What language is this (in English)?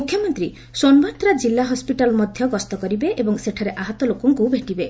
Odia